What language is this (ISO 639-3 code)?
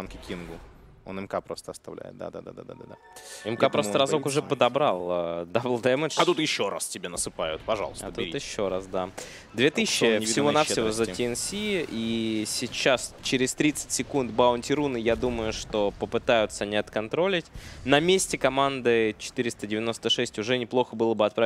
rus